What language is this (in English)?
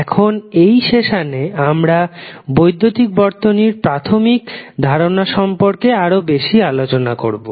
Bangla